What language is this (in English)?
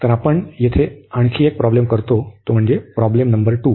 Marathi